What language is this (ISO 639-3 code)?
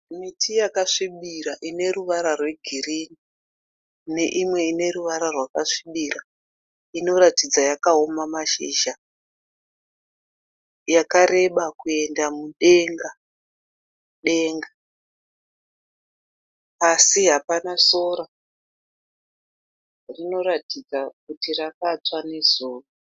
sna